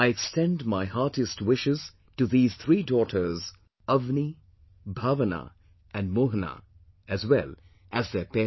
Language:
English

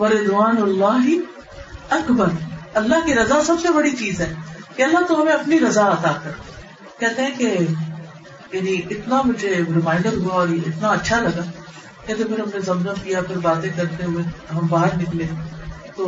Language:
Urdu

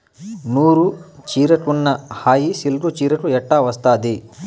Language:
Telugu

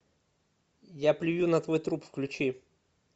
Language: Russian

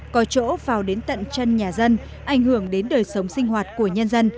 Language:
Vietnamese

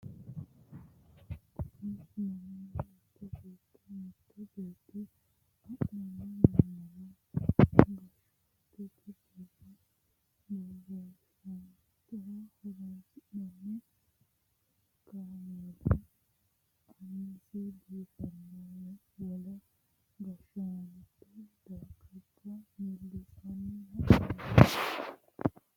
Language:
Sidamo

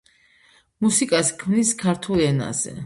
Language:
Georgian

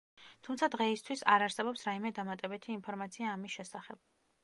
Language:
Georgian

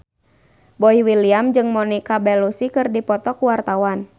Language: Sundanese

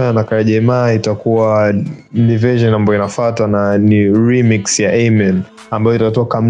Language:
Swahili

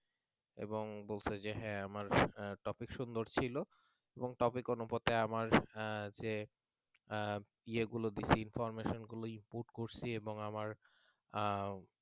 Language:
Bangla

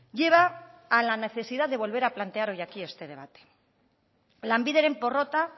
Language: Spanish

